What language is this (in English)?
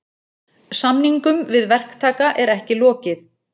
Icelandic